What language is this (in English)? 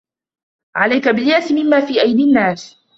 Arabic